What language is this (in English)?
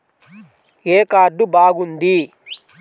Telugu